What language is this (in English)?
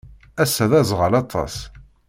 Kabyle